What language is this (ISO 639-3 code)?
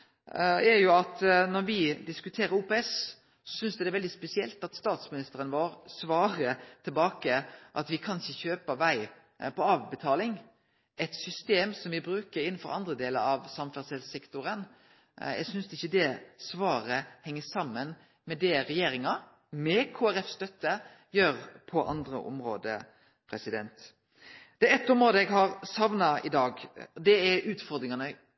nno